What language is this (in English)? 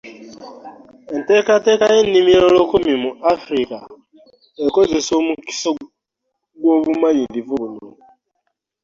Ganda